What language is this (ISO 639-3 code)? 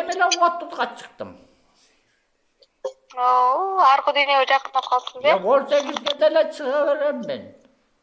kir